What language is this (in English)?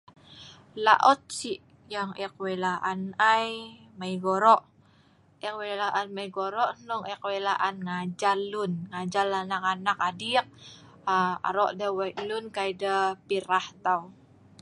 Sa'ban